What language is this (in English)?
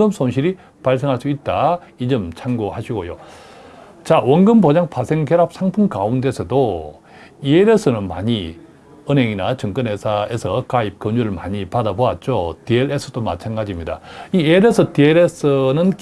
Korean